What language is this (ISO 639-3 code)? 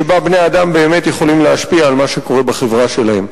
heb